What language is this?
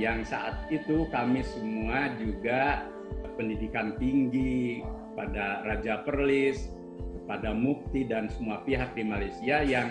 Indonesian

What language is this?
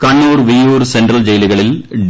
Malayalam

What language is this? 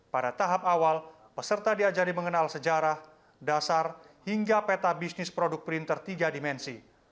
Indonesian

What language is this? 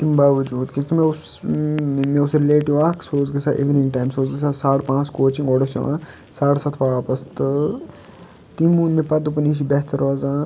Kashmiri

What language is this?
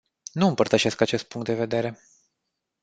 Romanian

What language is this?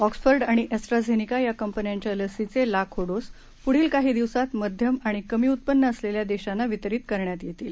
Marathi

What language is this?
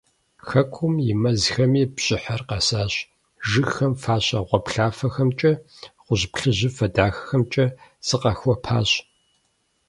Kabardian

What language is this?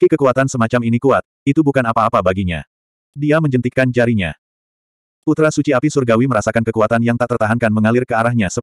Indonesian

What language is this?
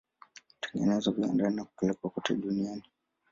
Swahili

